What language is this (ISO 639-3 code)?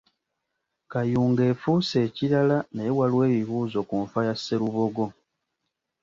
lug